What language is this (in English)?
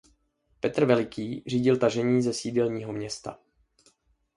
Czech